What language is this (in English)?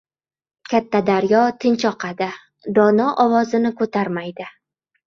Uzbek